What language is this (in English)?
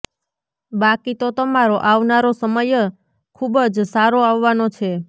Gujarati